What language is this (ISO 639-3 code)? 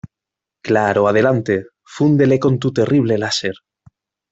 spa